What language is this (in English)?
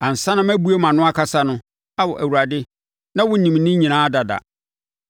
Akan